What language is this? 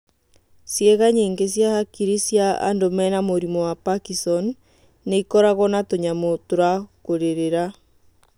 Kikuyu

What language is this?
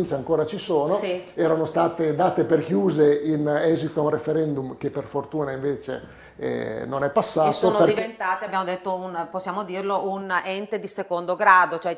Italian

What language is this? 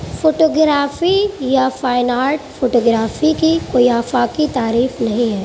Urdu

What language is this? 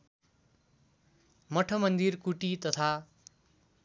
Nepali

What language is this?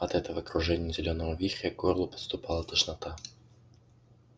Russian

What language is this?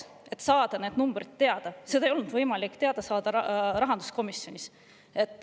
Estonian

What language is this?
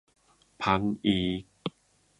Thai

